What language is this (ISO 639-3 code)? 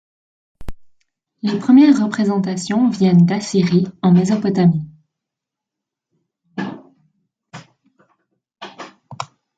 fra